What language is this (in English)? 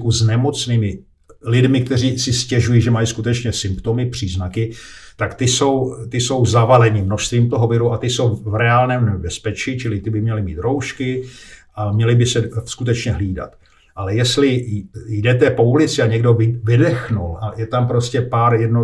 Czech